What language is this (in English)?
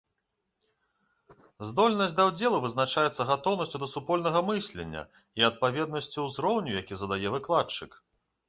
Belarusian